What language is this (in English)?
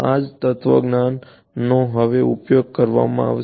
Gujarati